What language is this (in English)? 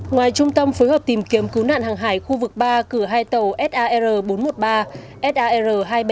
Vietnamese